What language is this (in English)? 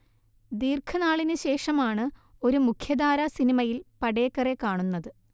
Malayalam